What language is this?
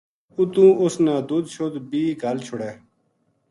Gujari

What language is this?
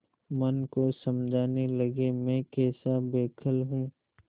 Hindi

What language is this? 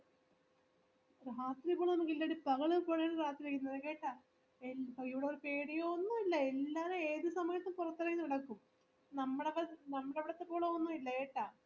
Malayalam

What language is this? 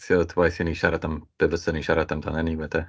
Welsh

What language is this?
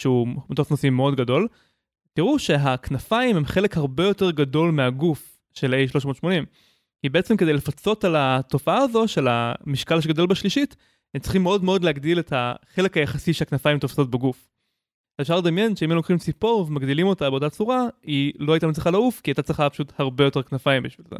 Hebrew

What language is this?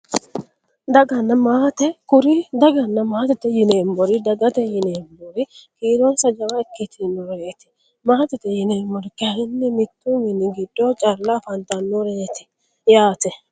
Sidamo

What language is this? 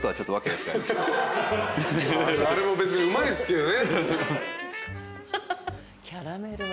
Japanese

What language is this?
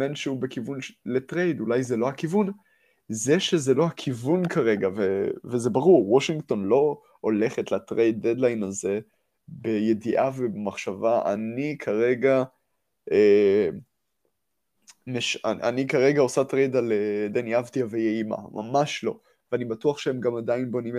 Hebrew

